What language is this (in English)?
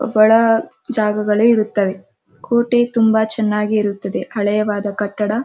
Kannada